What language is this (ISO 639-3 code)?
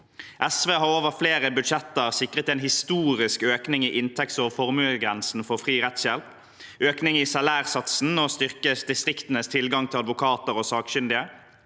nor